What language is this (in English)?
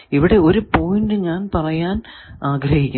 Malayalam